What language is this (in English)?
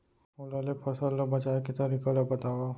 Chhattisgarhi